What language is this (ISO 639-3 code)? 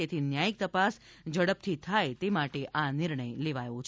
guj